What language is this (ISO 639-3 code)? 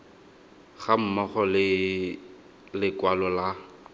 tsn